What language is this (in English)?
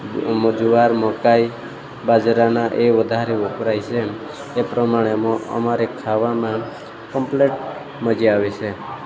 Gujarati